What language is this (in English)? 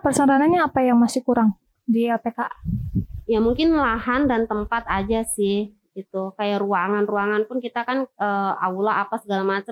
Indonesian